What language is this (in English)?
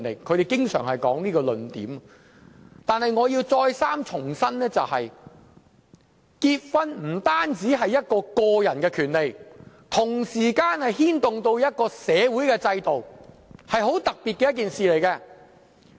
Cantonese